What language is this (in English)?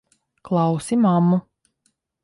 Latvian